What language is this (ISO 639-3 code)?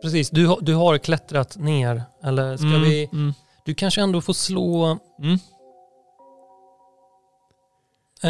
swe